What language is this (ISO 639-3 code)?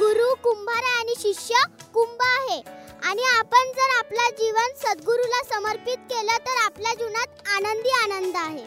hin